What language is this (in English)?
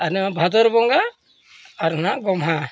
Santali